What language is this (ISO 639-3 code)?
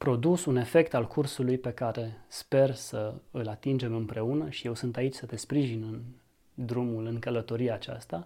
ron